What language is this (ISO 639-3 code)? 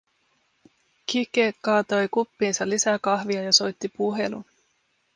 fin